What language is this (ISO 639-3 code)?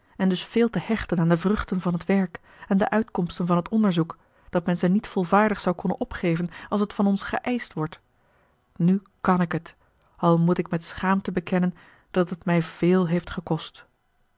nld